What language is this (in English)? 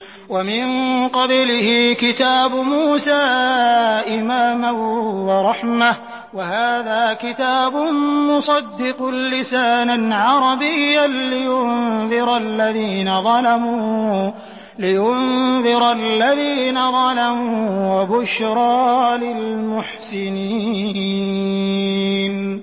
Arabic